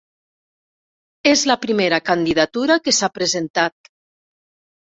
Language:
Catalan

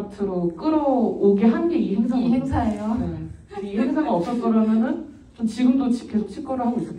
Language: Korean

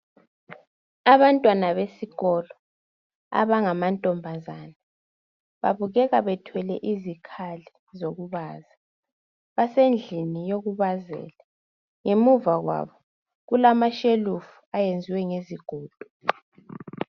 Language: North Ndebele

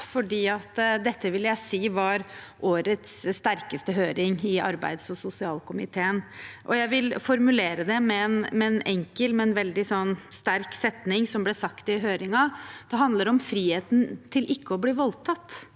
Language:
Norwegian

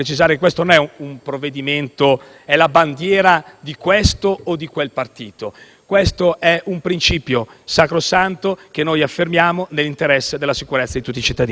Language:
Italian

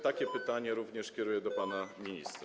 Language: Polish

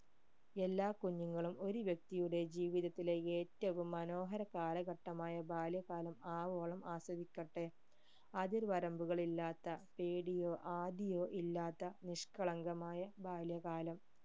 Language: Malayalam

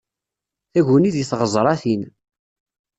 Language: Kabyle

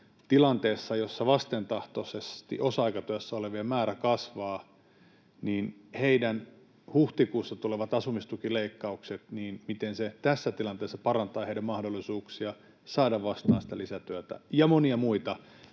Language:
Finnish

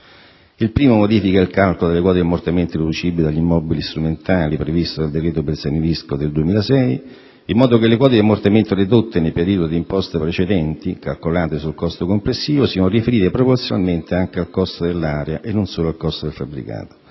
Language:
Italian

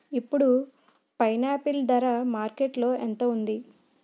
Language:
Telugu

